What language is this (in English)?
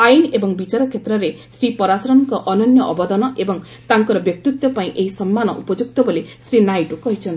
Odia